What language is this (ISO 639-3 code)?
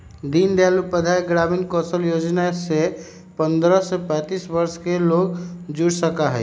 mag